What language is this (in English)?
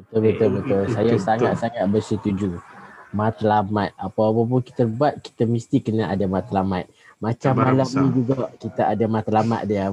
Malay